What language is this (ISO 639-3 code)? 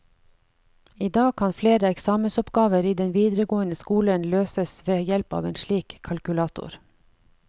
nor